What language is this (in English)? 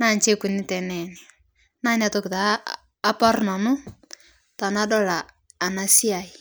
Masai